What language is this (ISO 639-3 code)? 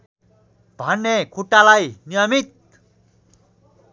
nep